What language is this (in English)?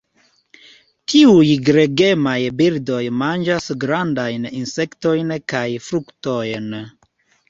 Esperanto